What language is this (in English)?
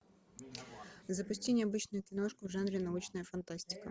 Russian